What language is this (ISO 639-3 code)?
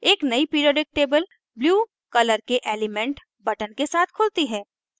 hin